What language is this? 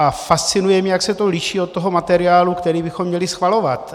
Czech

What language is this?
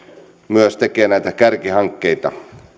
Finnish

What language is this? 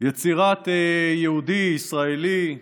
Hebrew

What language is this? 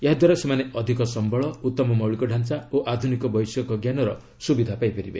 Odia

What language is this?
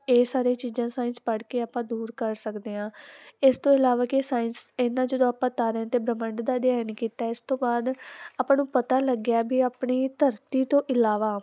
Punjabi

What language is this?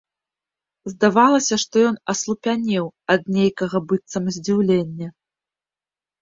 Belarusian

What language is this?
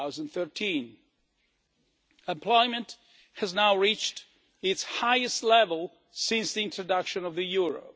English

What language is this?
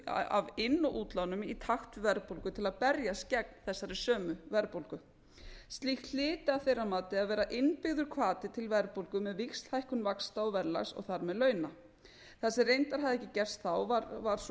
Icelandic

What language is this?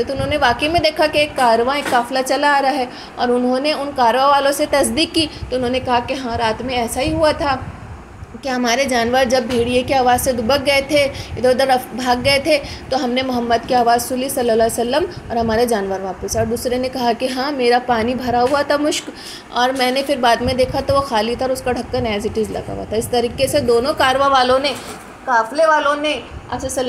Hindi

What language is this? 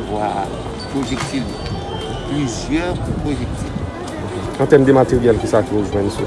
French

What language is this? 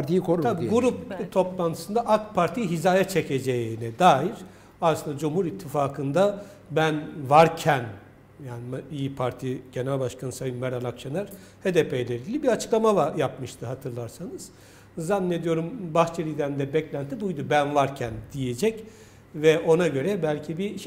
Turkish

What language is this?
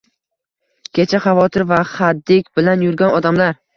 Uzbek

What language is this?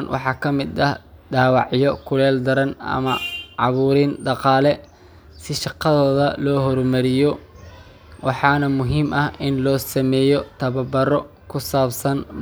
Somali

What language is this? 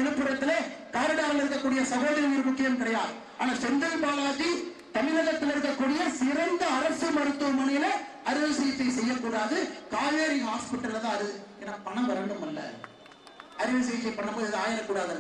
Romanian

